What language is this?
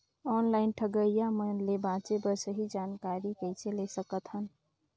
Chhattisgarhi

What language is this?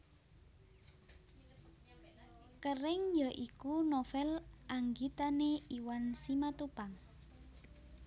Javanese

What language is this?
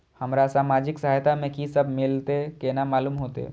Maithili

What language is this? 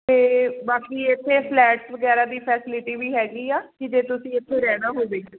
Punjabi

